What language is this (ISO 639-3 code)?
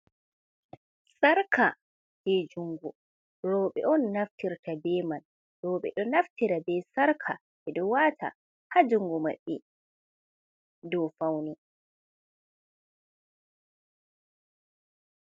ful